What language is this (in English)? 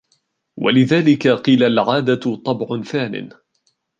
Arabic